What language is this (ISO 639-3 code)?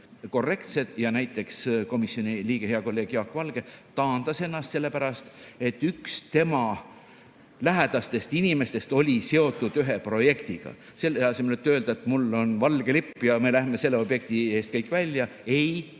est